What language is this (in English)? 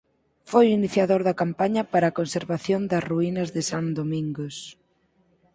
Galician